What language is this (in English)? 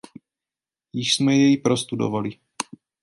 Czech